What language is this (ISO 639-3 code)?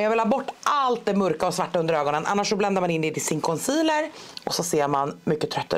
swe